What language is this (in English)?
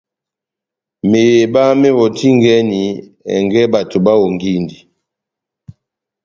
Batanga